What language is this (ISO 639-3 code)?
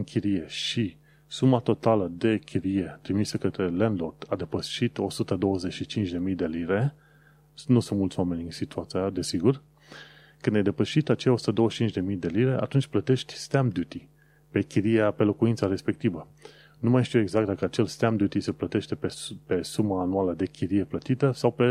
ron